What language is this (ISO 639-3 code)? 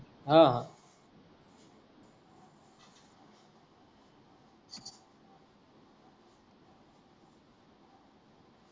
mar